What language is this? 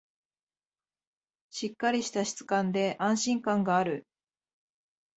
Japanese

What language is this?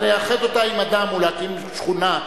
Hebrew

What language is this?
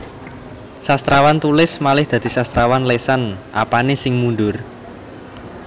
Javanese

